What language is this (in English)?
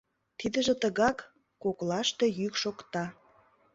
Mari